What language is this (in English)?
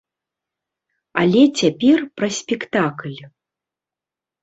Belarusian